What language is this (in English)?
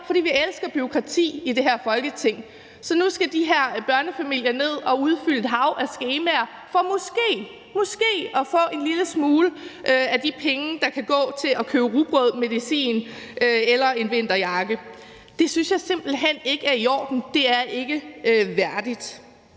Danish